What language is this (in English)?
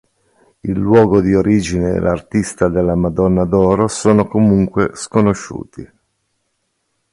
Italian